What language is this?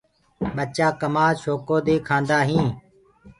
Gurgula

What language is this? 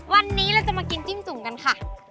Thai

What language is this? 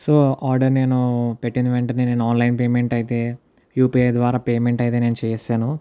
Telugu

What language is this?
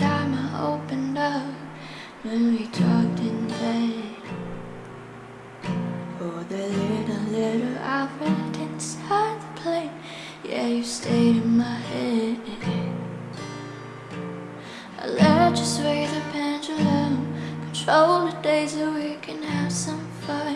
English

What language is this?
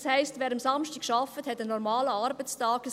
Swiss German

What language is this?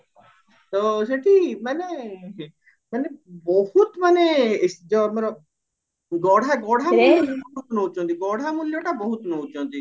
Odia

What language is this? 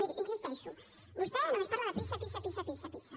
Catalan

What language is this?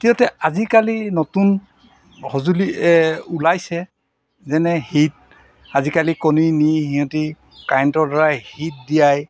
Assamese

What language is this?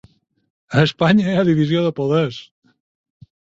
Catalan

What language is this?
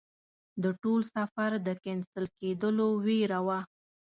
Pashto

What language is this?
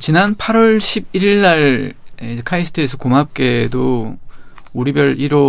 Korean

